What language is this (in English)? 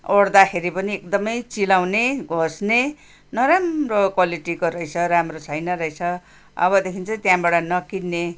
Nepali